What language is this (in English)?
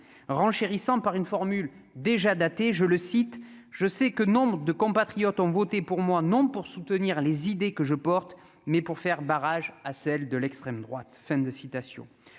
French